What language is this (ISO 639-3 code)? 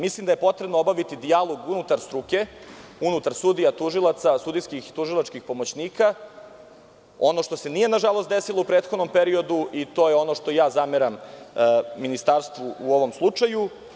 srp